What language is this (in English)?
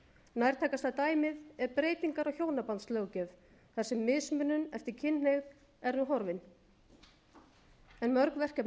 Icelandic